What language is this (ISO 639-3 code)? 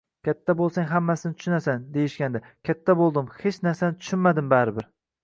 uzb